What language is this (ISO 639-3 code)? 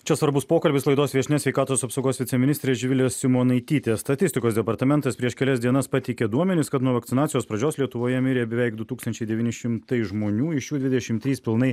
lit